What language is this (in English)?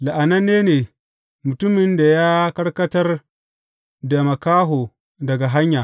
Hausa